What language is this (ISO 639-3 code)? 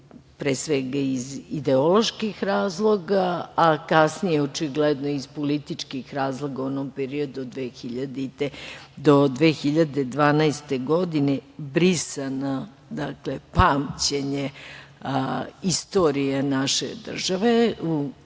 srp